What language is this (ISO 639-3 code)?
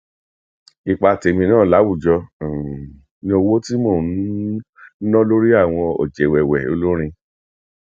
yor